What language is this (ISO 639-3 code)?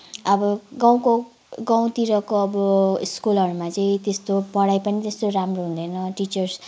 nep